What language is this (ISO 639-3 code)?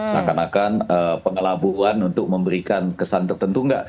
ind